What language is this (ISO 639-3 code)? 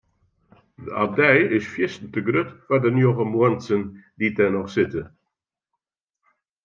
fry